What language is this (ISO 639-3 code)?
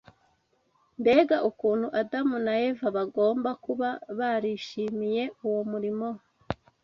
kin